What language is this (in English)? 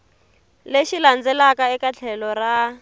Tsonga